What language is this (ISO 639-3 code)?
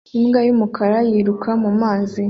kin